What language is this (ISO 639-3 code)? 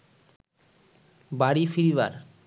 ben